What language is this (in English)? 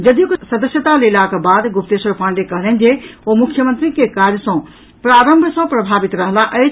Maithili